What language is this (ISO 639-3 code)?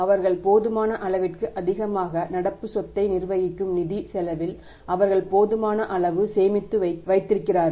tam